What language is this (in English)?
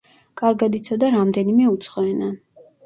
Georgian